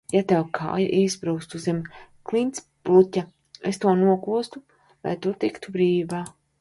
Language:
Latvian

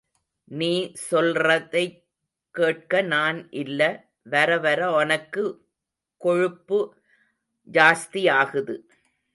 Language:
Tamil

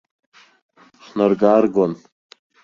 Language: Abkhazian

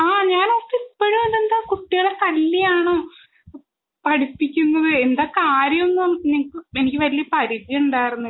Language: Malayalam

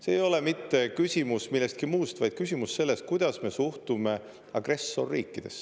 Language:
Estonian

